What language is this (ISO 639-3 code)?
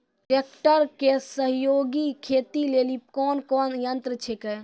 mai